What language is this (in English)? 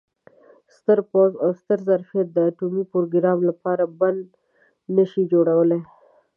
Pashto